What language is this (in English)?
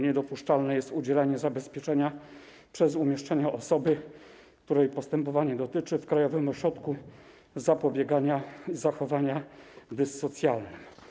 Polish